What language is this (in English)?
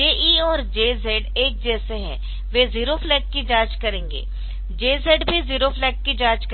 Hindi